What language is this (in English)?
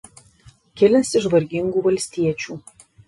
Lithuanian